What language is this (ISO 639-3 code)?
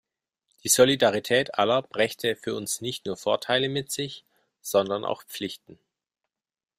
deu